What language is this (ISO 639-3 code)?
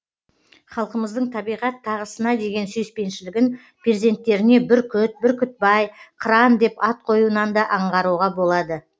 kaz